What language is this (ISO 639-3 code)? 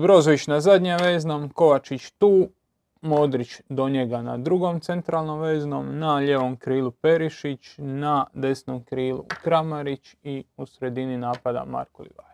hrv